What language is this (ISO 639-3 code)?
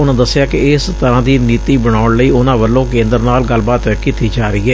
pan